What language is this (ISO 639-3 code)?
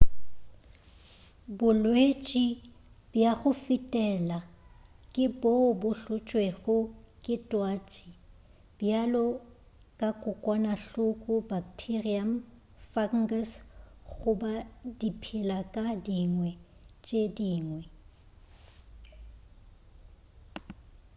nso